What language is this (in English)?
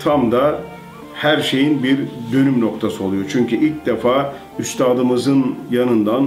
Turkish